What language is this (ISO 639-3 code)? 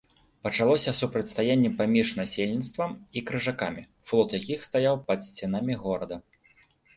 bel